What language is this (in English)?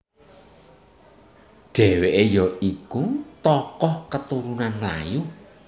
Javanese